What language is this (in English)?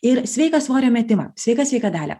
Lithuanian